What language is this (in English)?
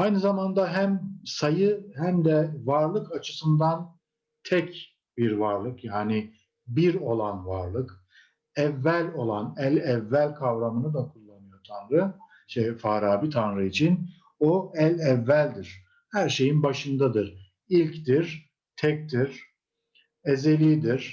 Turkish